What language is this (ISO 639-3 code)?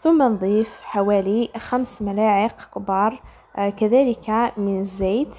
ara